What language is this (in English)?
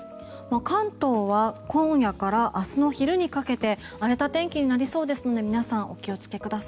Japanese